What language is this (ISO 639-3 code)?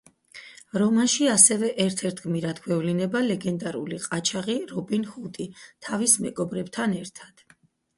kat